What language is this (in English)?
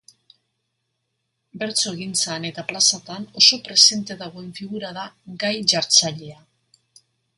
Basque